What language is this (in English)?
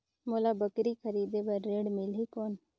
Chhattisgarhi